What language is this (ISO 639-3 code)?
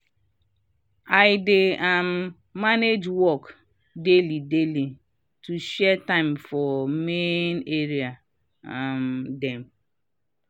pcm